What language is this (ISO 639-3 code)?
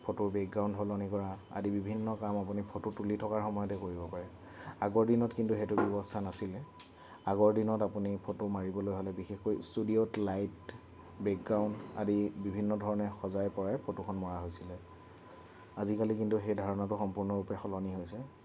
asm